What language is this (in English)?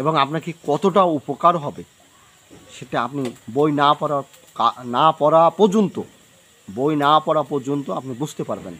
Turkish